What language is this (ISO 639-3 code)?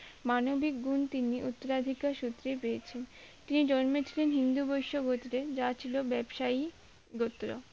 ben